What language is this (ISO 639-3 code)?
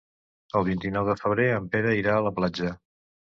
cat